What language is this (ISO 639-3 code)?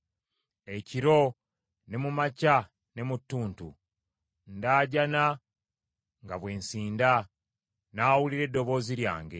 lug